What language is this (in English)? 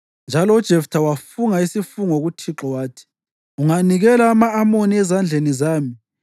North Ndebele